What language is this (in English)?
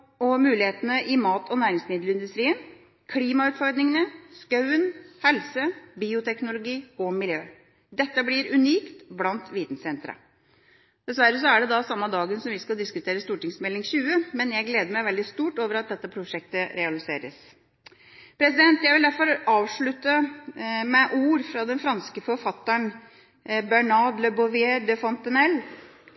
Norwegian Bokmål